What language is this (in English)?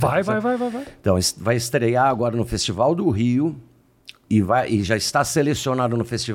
Portuguese